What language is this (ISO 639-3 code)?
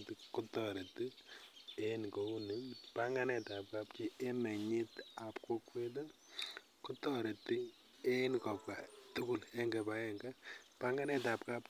kln